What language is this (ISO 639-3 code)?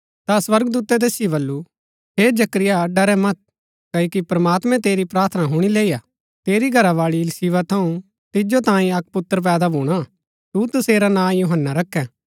gbk